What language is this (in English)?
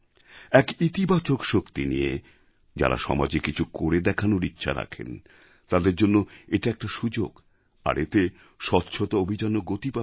Bangla